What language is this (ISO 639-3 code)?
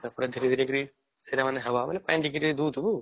ori